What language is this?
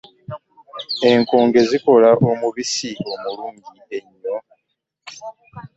Ganda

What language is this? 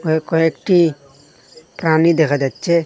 Bangla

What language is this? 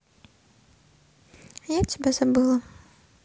Russian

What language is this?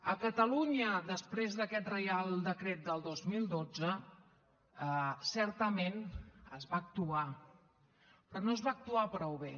Catalan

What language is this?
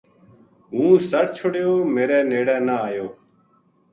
Gujari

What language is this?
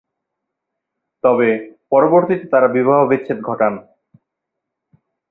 Bangla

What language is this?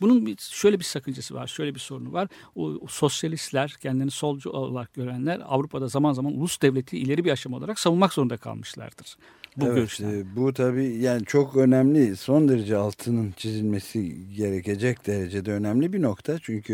Turkish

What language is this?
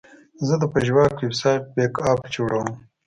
Pashto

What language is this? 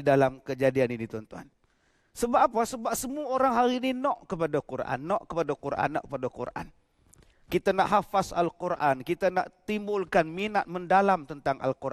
Malay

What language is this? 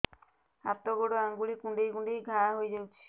Odia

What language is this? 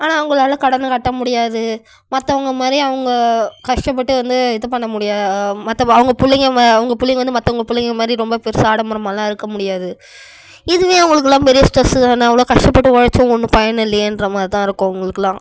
Tamil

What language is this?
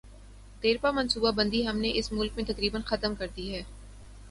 Urdu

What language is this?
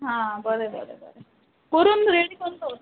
Konkani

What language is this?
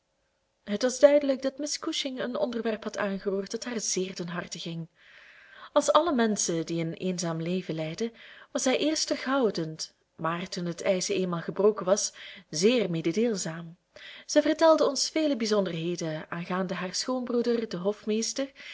Dutch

